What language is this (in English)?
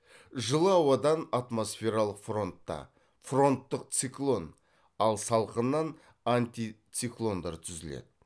Kazakh